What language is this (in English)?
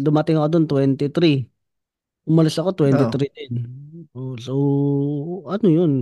Filipino